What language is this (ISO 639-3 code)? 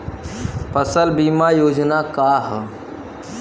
bho